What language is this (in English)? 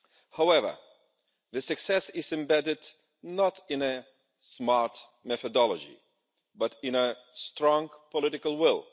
English